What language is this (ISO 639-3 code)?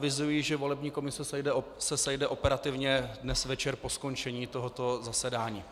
ces